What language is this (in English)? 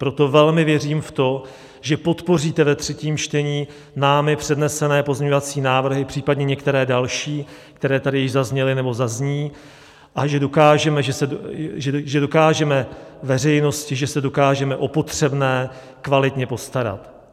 Czech